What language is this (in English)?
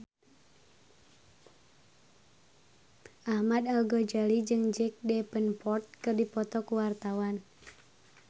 Sundanese